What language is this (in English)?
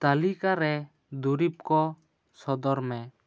Santali